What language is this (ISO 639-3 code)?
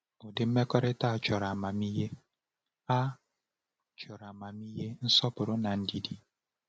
ibo